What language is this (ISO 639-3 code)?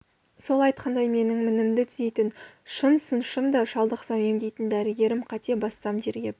kaz